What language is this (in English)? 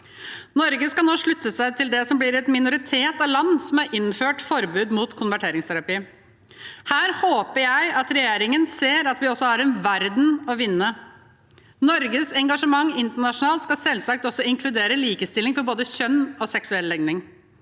Norwegian